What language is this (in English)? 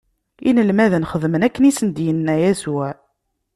Kabyle